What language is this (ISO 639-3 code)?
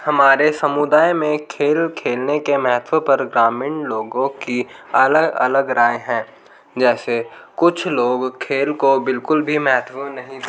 hin